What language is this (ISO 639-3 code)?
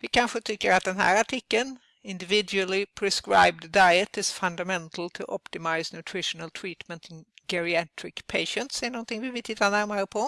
swe